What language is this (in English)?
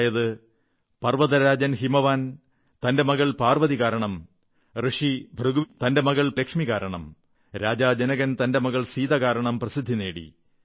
Malayalam